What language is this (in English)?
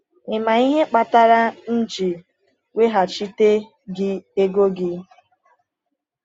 Igbo